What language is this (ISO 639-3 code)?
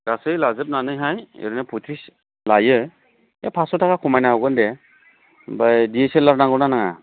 brx